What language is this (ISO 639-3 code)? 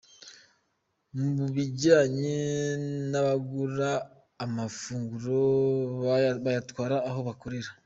kin